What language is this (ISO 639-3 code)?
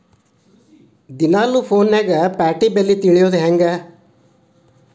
kan